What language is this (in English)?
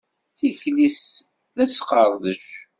Kabyle